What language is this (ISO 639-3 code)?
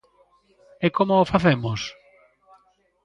glg